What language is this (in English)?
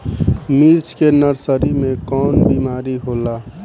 Bhojpuri